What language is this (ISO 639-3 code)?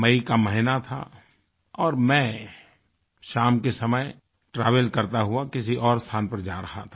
hin